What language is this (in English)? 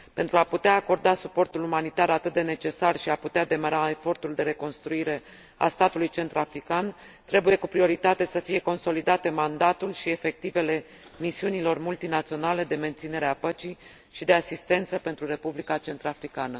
Romanian